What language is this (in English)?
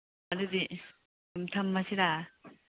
Manipuri